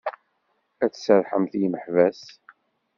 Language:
Kabyle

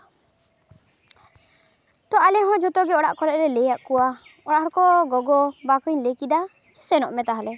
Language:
Santali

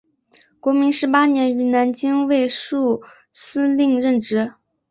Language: Chinese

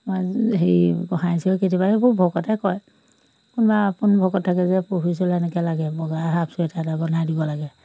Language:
Assamese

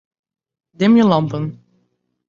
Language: Western Frisian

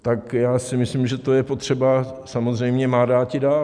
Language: Czech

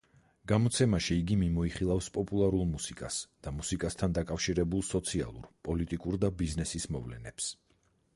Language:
Georgian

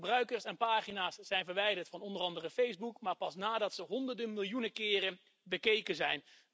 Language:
Dutch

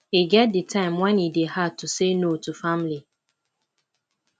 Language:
Nigerian Pidgin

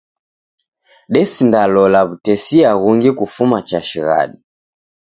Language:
Taita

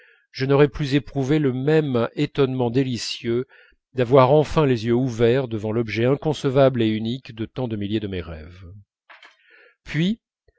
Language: French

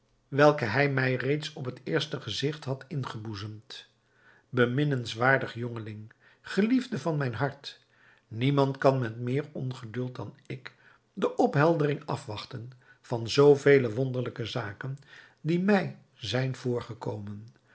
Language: Dutch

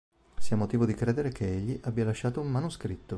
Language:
Italian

